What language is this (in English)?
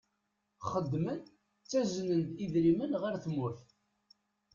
Kabyle